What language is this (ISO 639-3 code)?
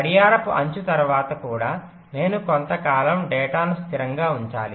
tel